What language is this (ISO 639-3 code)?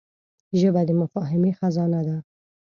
pus